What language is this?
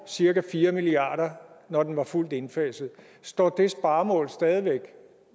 Danish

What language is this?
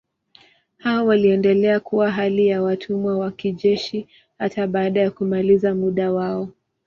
Swahili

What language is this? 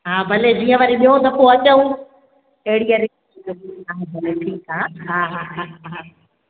Sindhi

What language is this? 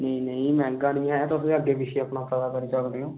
Dogri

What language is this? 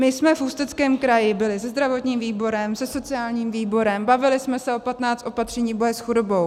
Czech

